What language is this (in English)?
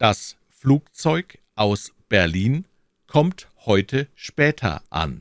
German